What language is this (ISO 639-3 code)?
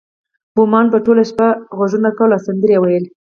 pus